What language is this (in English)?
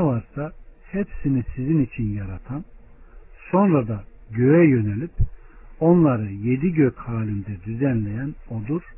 Turkish